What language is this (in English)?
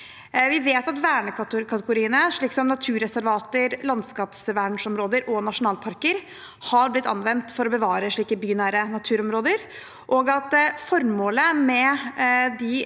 Norwegian